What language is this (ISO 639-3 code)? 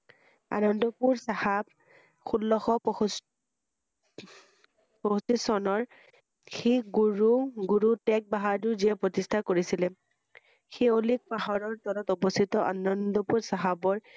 asm